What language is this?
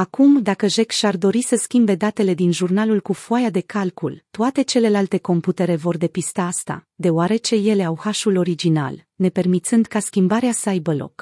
Romanian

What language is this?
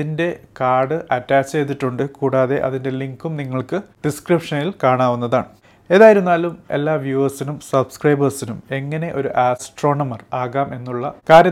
Malayalam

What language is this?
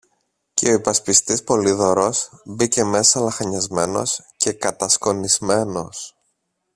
Greek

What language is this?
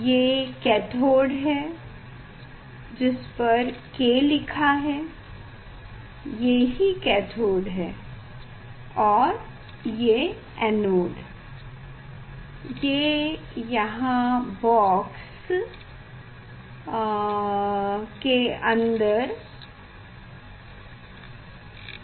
Hindi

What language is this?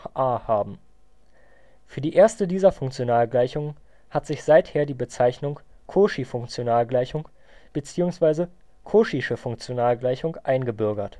German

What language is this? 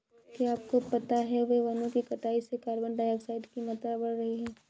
Hindi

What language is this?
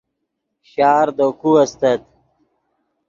Yidgha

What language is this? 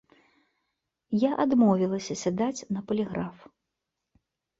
Belarusian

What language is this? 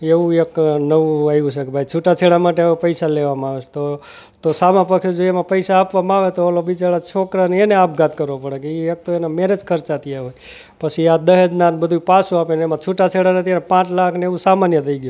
Gujarati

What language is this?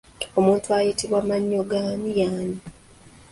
Ganda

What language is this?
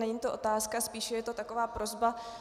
Czech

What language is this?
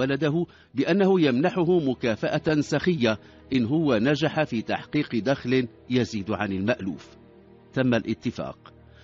Arabic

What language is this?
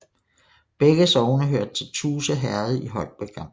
Danish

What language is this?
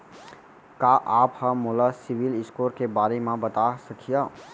Chhattisgarhi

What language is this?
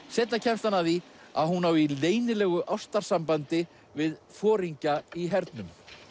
Icelandic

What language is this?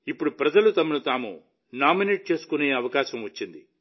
Telugu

